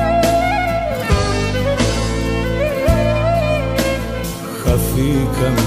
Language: Greek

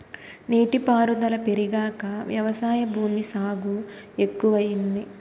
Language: Telugu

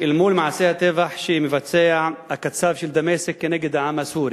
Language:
Hebrew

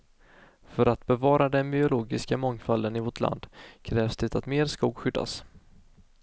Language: Swedish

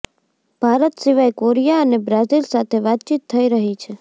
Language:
Gujarati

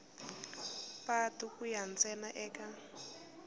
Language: Tsonga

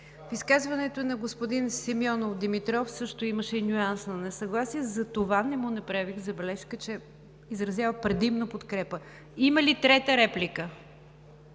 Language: Bulgarian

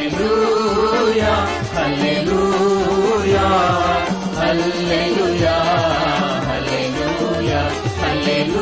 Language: Telugu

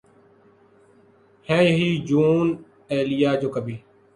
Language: Urdu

